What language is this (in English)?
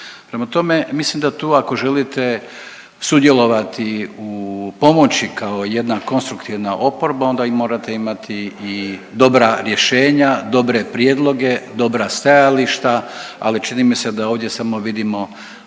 Croatian